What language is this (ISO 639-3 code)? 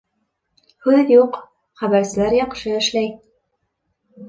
bak